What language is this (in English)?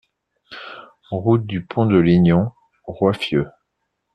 French